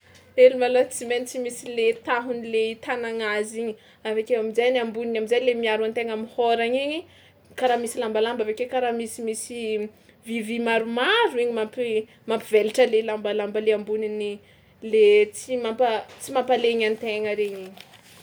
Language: Tsimihety Malagasy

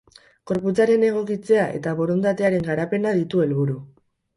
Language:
Basque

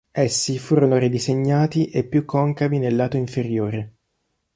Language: Italian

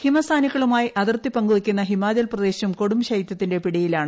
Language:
Malayalam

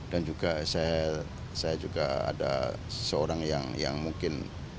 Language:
Indonesian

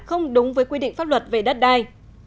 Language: Vietnamese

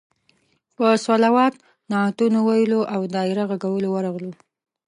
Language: Pashto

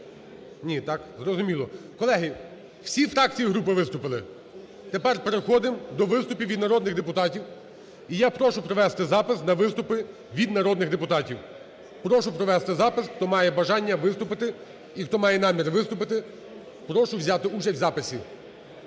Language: Ukrainian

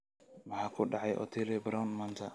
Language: Somali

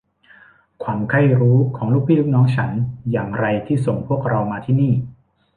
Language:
Thai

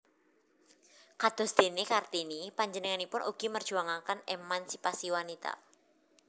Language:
Javanese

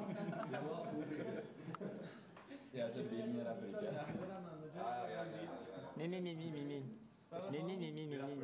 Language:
Norwegian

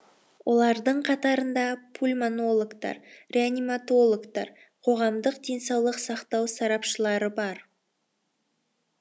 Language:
Kazakh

